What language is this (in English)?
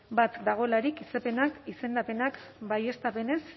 Basque